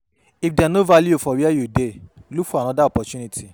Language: Nigerian Pidgin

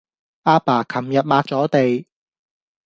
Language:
Cantonese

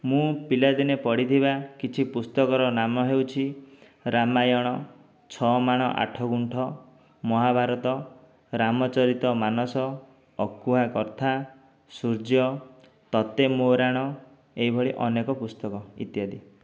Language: Odia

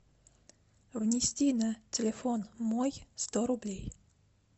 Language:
Russian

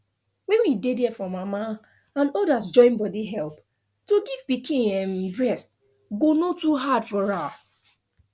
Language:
Nigerian Pidgin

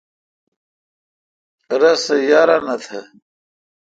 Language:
Kalkoti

